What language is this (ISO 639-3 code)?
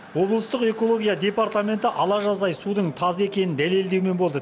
kaz